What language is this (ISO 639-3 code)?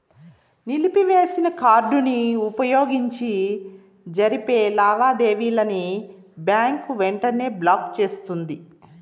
tel